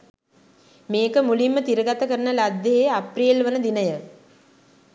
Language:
Sinhala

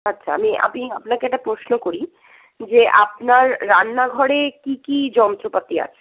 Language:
Bangla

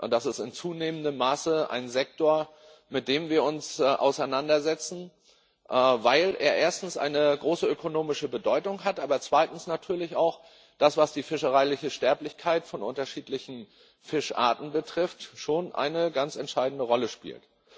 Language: German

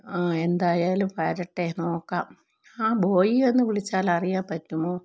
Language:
Malayalam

